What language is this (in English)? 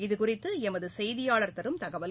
Tamil